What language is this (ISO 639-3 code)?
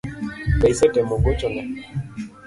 luo